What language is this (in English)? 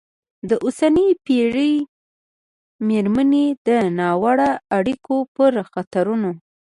Pashto